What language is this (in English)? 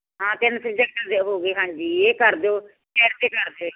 Punjabi